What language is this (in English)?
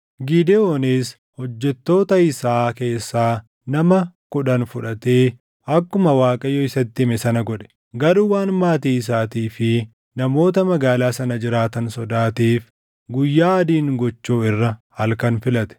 Oromo